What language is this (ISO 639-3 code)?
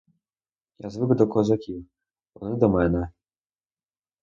ukr